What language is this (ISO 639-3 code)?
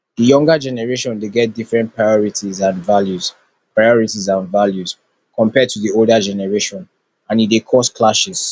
pcm